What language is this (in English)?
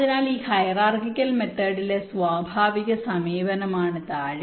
Malayalam